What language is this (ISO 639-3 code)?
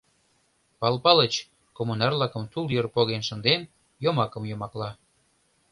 chm